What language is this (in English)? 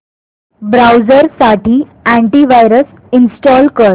Marathi